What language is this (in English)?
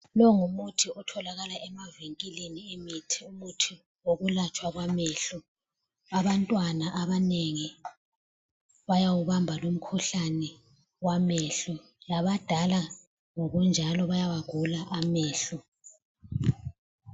North Ndebele